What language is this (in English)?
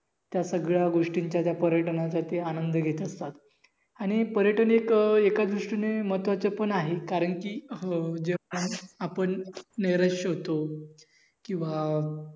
Marathi